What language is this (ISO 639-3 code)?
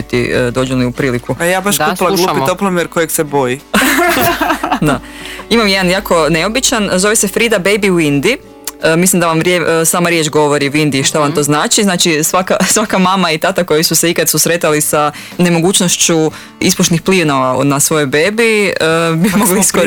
hrv